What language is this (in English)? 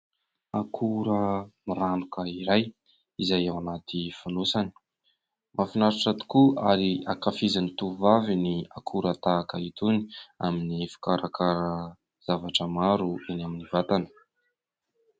Malagasy